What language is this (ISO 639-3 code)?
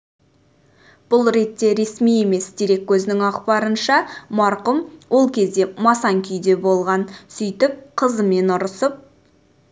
kaz